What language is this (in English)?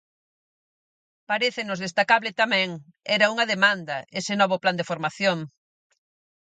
Galician